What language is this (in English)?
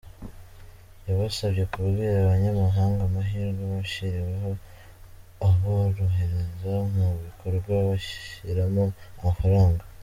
Kinyarwanda